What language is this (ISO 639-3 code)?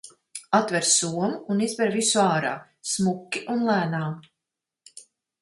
lav